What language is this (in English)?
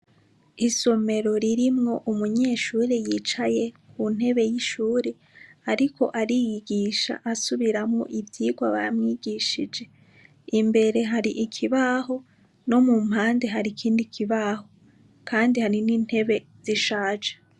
Rundi